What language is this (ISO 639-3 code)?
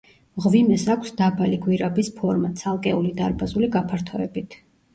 kat